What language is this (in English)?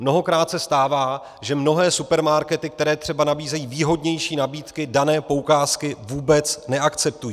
Czech